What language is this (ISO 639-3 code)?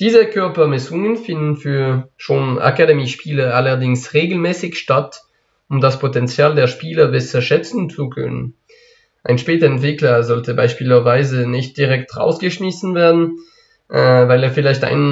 deu